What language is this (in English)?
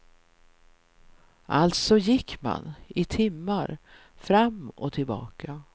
Swedish